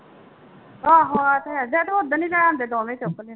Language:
Punjabi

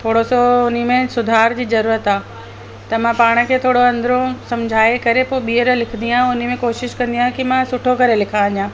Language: Sindhi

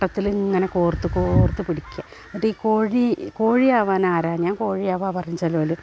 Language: Malayalam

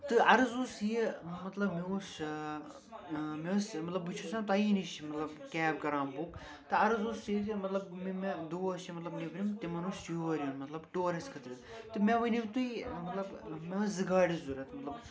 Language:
Kashmiri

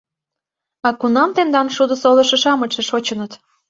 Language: Mari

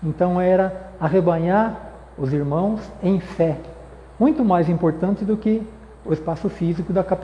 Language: Portuguese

